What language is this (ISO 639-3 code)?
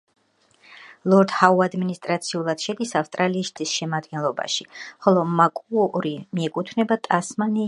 kat